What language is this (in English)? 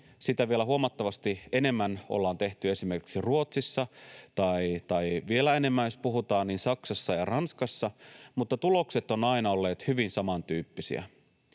Finnish